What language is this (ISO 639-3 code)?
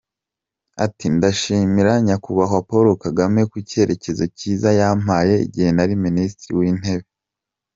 kin